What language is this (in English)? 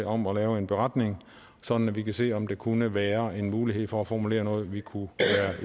Danish